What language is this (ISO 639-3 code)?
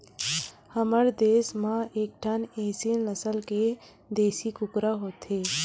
hne